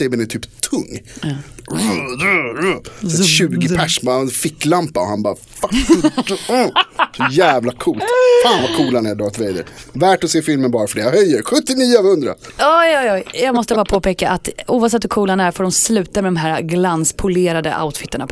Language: Swedish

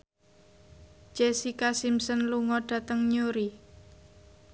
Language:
Javanese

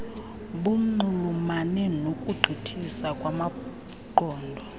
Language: Xhosa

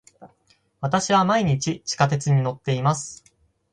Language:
Japanese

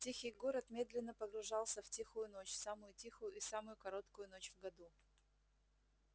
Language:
Russian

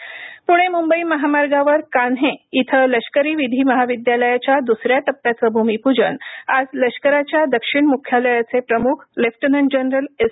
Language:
Marathi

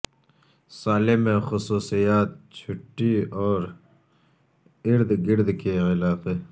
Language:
Urdu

